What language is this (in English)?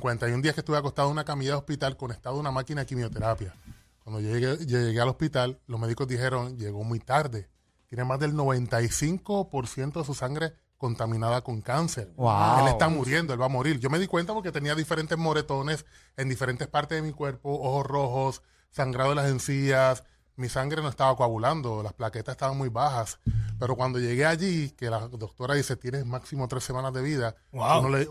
Spanish